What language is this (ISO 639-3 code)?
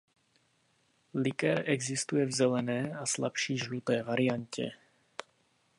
ces